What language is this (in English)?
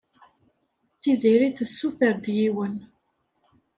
Kabyle